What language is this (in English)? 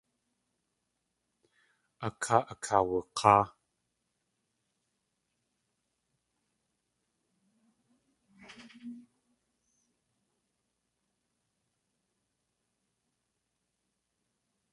Tlingit